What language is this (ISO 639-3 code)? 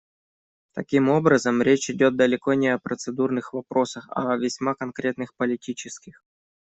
rus